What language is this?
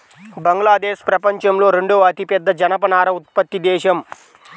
Telugu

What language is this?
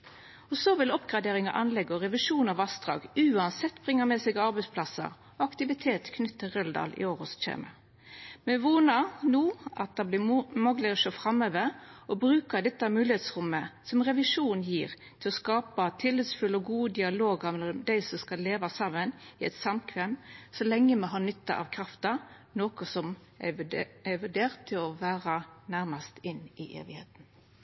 Norwegian Nynorsk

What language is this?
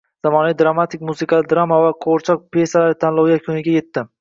Uzbek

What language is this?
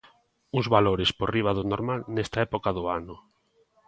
Galician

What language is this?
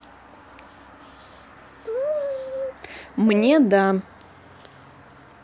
Russian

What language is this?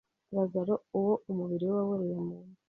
Kinyarwanda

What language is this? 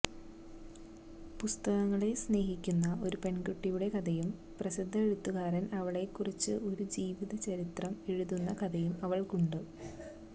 Malayalam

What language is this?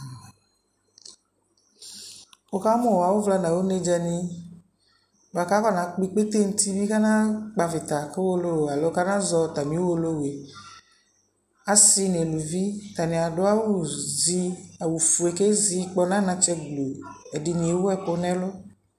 Ikposo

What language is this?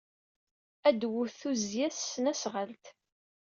Kabyle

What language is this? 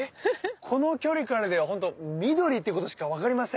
Japanese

